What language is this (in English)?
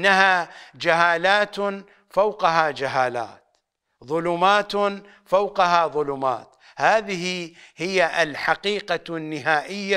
Arabic